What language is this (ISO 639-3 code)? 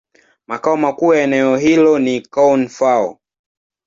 swa